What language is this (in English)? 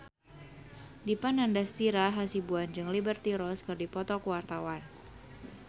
Sundanese